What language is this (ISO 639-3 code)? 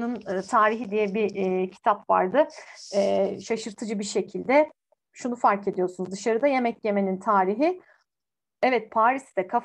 tur